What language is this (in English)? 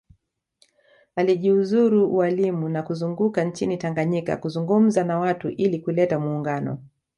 Swahili